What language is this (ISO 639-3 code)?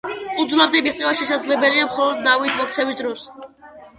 kat